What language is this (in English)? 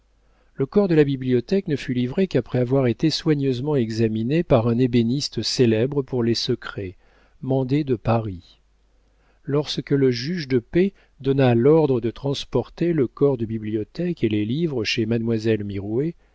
French